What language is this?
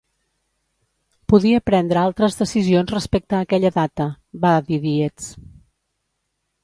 Catalan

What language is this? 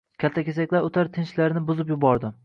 Uzbek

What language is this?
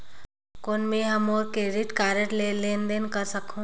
Chhattisgarhi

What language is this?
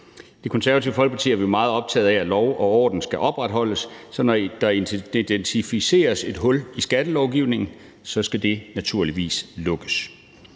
Danish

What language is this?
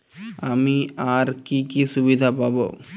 Bangla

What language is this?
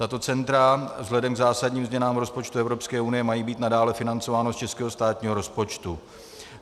Czech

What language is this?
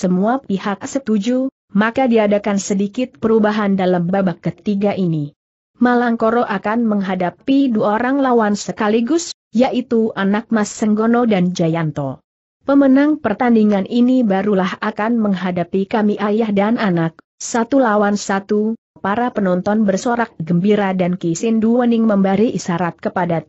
Indonesian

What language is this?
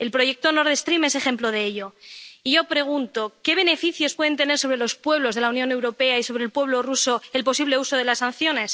Spanish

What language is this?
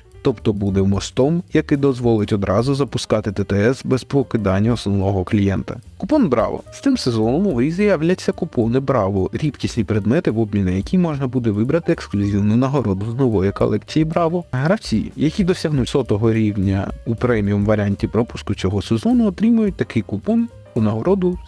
Ukrainian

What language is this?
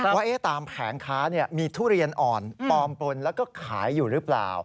Thai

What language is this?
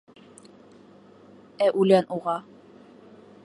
Bashkir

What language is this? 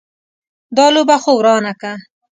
Pashto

